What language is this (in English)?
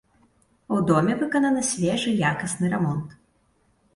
Belarusian